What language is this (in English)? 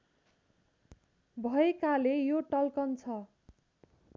Nepali